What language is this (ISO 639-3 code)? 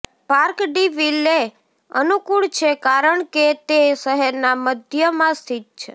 guj